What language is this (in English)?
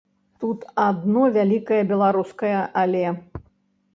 Belarusian